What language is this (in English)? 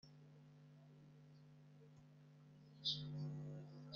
Kinyarwanda